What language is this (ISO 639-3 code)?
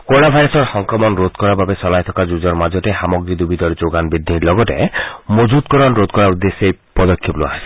asm